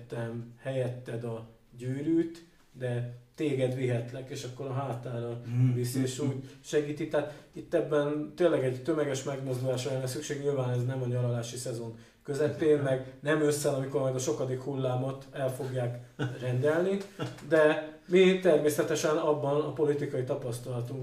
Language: Hungarian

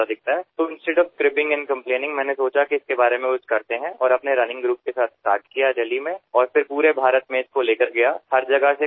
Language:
Marathi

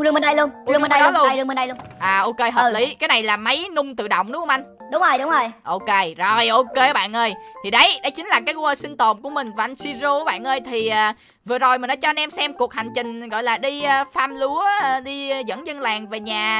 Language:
Vietnamese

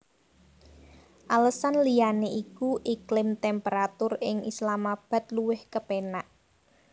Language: Javanese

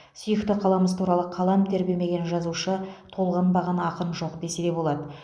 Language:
Kazakh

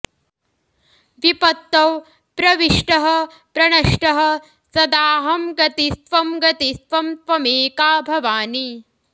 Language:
Sanskrit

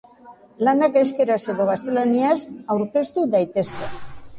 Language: Basque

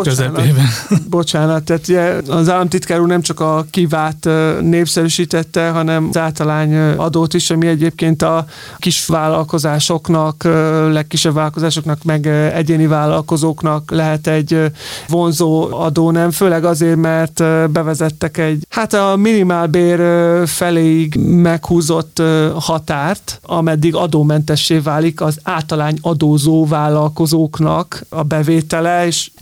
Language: Hungarian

